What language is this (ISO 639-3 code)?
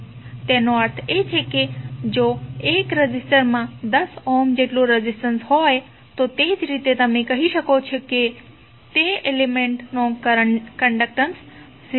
guj